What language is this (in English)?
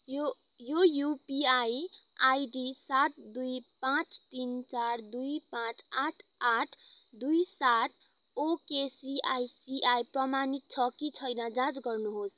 Nepali